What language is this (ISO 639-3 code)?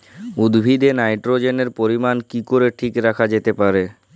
ben